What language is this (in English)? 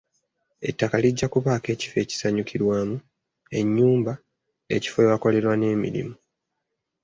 Ganda